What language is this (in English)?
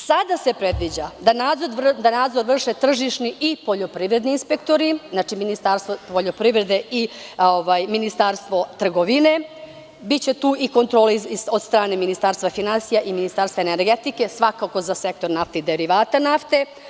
Serbian